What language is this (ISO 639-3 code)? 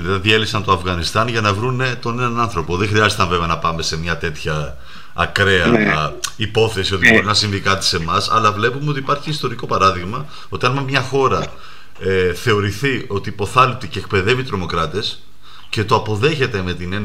ell